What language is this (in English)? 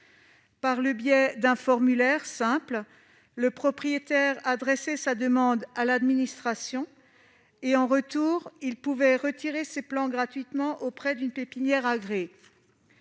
French